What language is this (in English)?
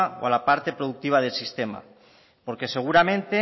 Spanish